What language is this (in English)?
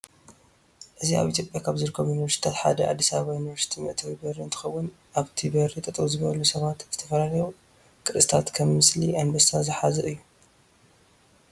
Tigrinya